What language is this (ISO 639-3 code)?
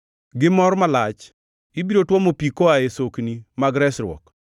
luo